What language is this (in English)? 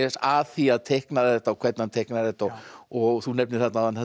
Icelandic